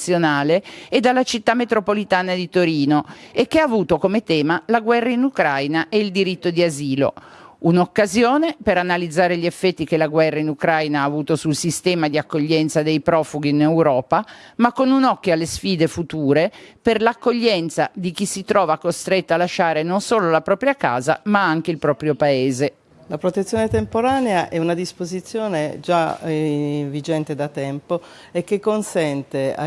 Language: Italian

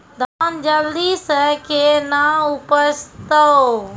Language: Maithili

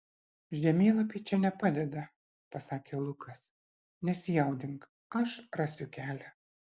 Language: Lithuanian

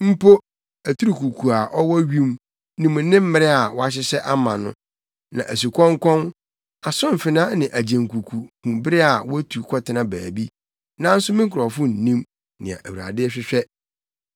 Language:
Akan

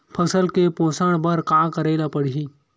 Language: Chhattisgarhi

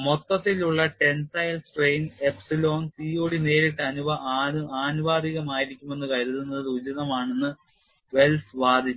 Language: Malayalam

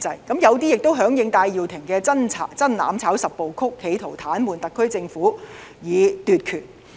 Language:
Cantonese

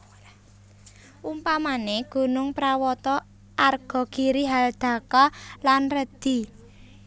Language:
Javanese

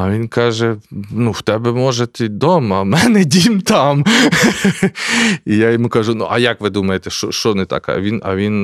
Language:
Ukrainian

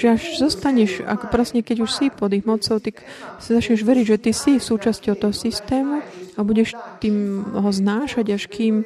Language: Slovak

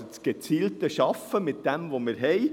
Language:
Swiss German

